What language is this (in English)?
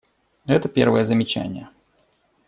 Russian